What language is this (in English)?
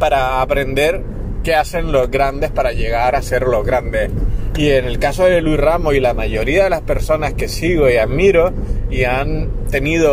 Spanish